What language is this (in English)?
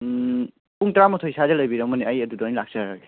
Manipuri